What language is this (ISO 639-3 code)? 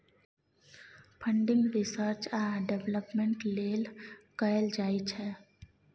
mai